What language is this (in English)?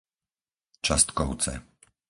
Slovak